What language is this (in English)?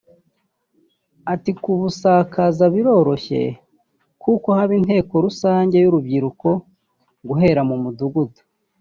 Kinyarwanda